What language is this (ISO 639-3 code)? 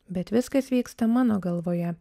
lit